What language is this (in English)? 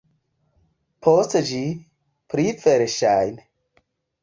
Esperanto